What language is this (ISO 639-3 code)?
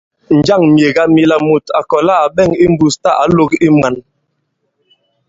abb